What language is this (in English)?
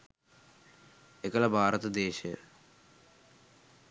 Sinhala